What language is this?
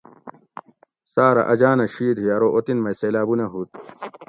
Gawri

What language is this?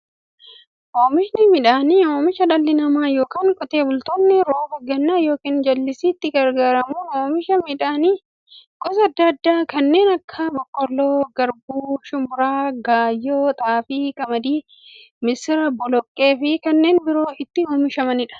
Oromo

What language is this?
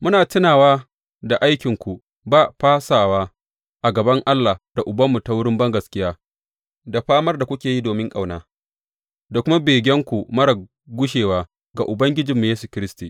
Hausa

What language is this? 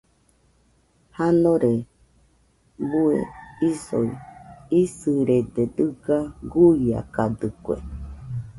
Nüpode Huitoto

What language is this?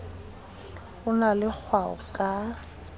Southern Sotho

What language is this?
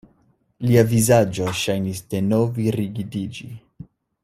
Esperanto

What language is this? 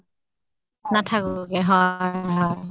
Assamese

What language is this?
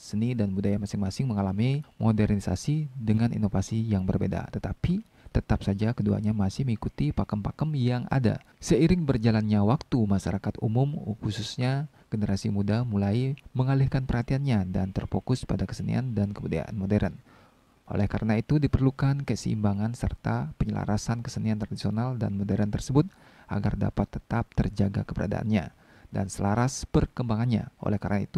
Indonesian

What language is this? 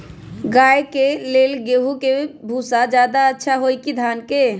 Magahi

